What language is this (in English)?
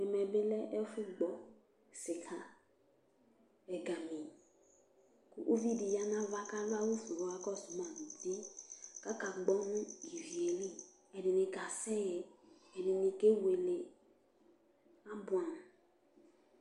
Ikposo